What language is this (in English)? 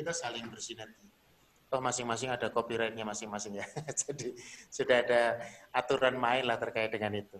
Indonesian